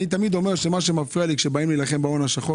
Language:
Hebrew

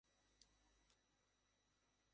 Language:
Bangla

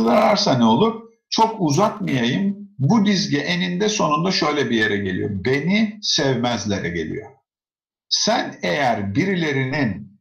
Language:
Turkish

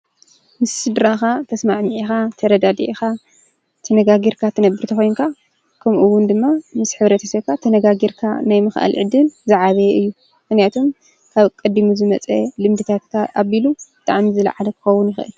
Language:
Tigrinya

